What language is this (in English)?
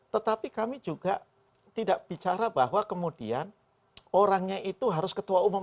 Indonesian